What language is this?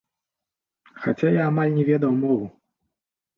Belarusian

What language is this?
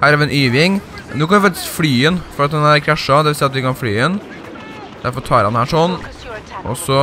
Norwegian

